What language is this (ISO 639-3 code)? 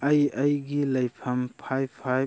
mni